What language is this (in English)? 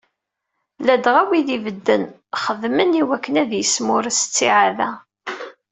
Kabyle